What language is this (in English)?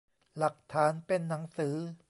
Thai